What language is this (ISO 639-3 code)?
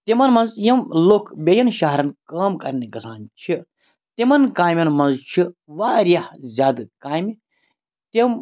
kas